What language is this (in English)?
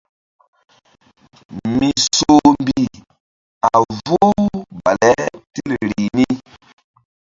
Mbum